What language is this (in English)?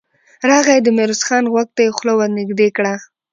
Pashto